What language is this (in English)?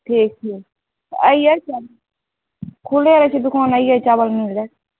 Maithili